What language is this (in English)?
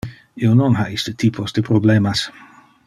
Interlingua